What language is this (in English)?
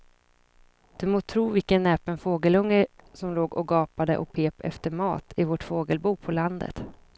Swedish